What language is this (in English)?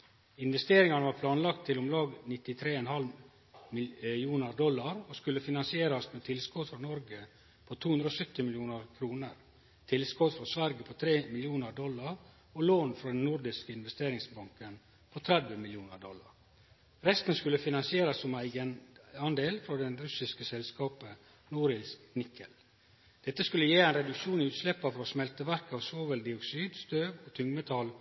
Norwegian Nynorsk